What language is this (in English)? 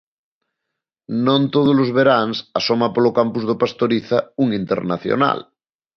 Galician